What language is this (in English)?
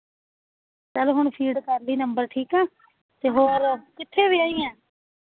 Punjabi